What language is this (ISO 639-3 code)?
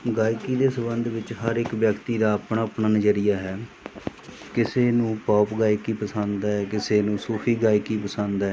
pan